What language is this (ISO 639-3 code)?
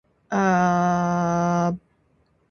ind